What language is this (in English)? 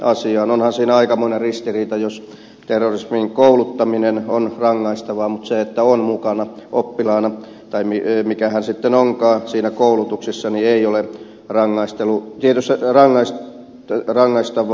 Finnish